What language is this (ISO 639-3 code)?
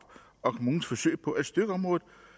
dan